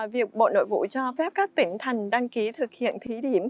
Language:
Vietnamese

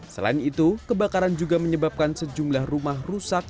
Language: Indonesian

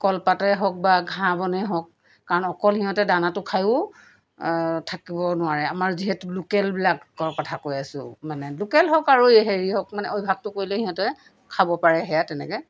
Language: Assamese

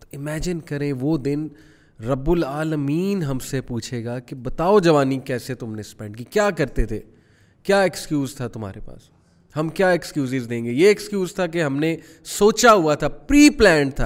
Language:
Urdu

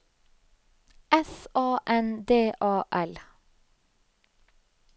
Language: Norwegian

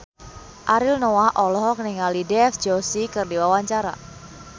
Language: Sundanese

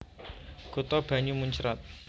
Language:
Javanese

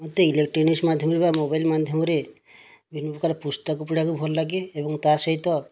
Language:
Odia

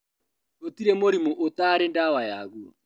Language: Kikuyu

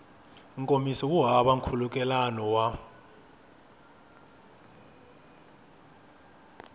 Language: Tsonga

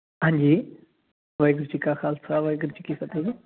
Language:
Punjabi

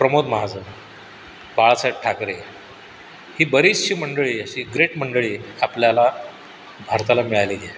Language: Marathi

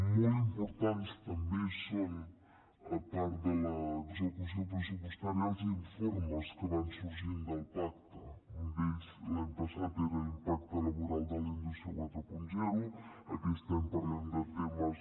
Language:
Catalan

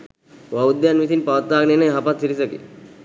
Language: Sinhala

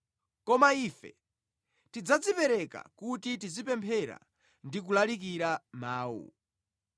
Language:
Nyanja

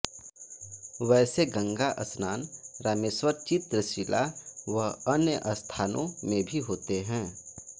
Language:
Hindi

